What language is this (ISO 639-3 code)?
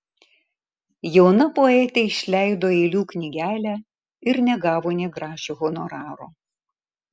lit